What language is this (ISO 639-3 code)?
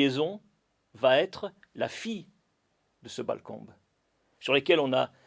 fra